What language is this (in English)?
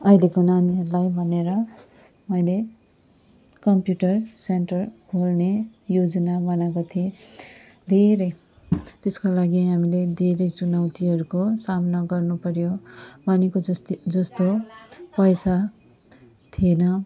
Nepali